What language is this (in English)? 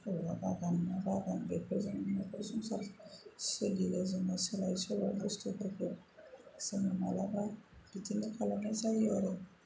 Bodo